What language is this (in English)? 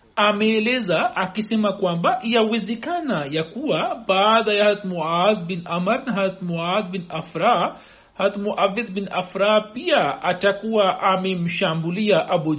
Swahili